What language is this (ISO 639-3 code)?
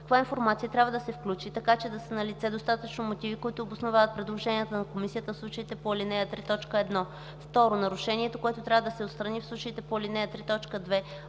bul